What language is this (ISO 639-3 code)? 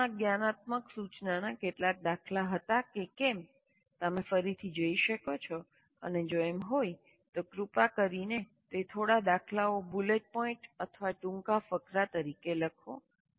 guj